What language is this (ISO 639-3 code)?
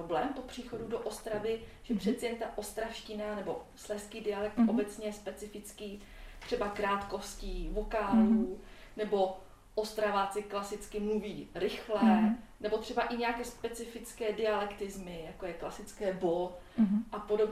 ces